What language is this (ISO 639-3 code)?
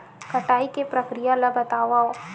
hne